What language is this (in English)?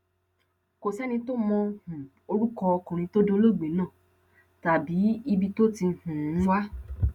Yoruba